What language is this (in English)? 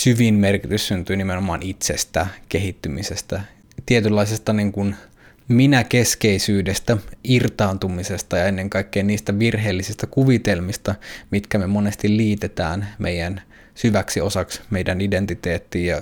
Finnish